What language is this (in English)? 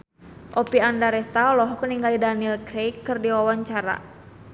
Sundanese